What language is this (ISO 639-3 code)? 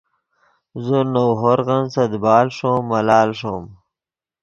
ydg